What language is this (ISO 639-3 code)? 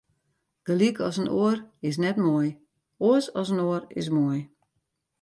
fry